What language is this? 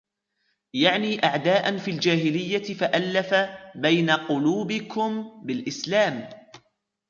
Arabic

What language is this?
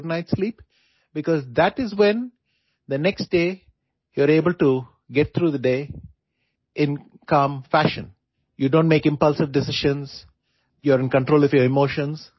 Assamese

